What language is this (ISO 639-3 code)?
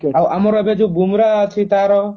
ori